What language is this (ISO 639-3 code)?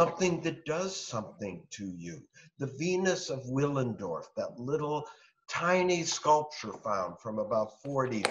eng